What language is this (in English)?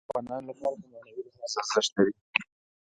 Pashto